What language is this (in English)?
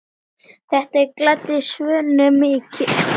Icelandic